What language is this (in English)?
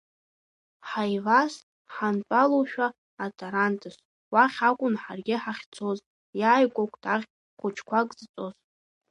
Abkhazian